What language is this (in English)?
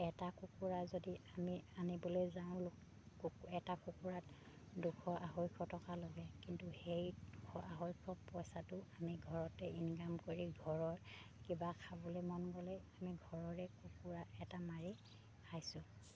Assamese